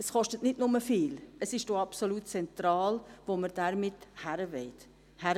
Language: Swiss German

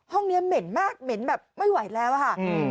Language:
Thai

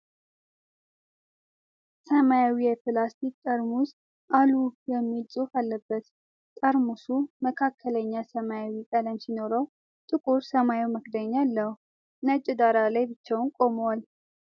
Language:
Amharic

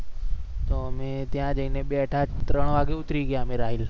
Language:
Gujarati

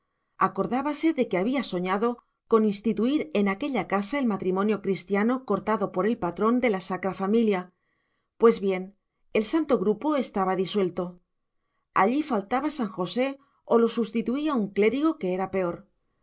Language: Spanish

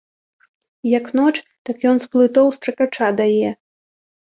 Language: Belarusian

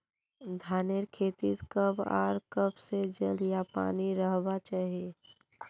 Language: Magahi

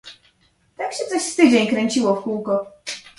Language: Polish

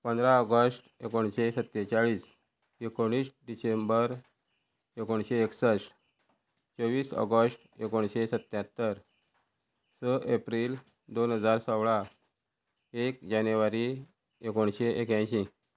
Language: Konkani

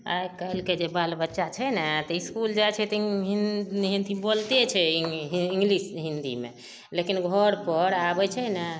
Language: Maithili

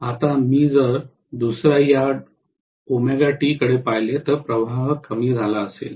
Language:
Marathi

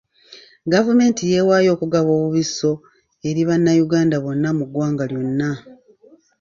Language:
Ganda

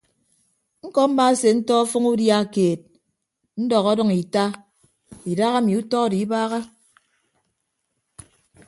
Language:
Ibibio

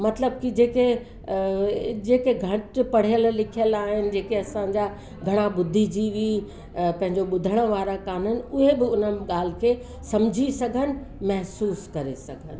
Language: Sindhi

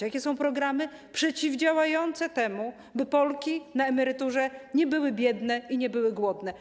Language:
Polish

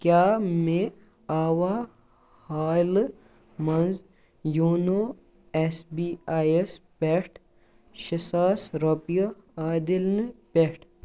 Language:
Kashmiri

